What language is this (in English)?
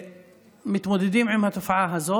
Hebrew